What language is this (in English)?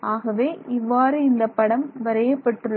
Tamil